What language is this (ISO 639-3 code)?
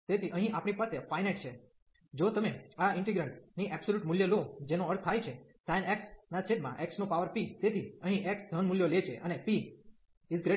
guj